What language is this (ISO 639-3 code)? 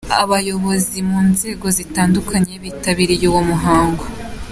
kin